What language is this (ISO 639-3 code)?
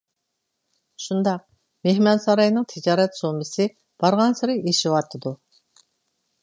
uig